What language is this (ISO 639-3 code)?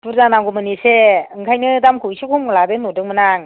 brx